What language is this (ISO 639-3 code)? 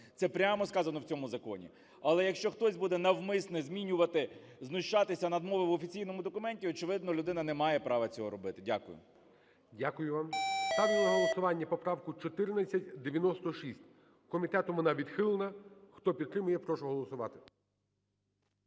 ukr